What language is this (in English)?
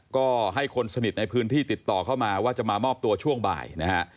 Thai